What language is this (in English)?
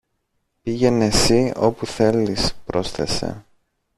Greek